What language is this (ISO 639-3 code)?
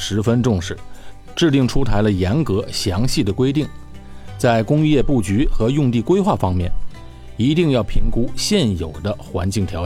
zho